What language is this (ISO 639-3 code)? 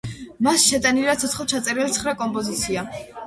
kat